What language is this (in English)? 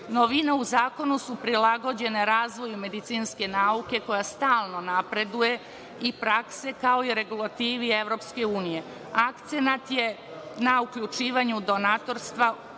Serbian